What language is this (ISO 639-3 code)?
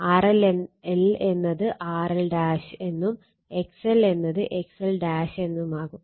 mal